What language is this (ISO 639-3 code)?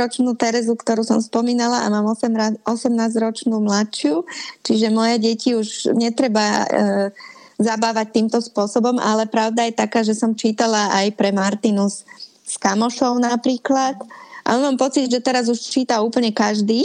slk